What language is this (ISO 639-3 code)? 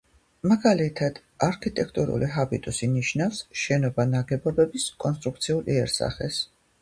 kat